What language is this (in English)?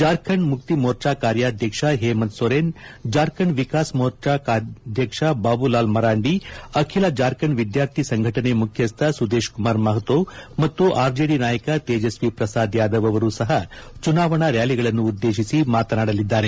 Kannada